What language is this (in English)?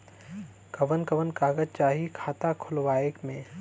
Bhojpuri